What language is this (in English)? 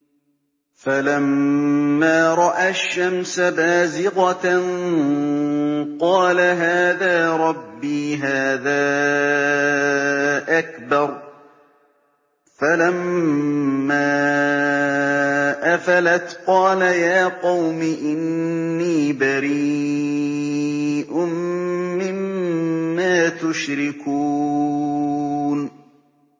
Arabic